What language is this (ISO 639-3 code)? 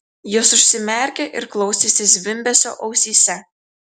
lit